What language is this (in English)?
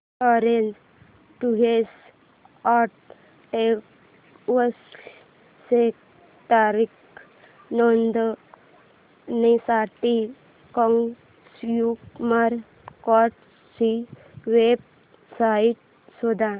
Marathi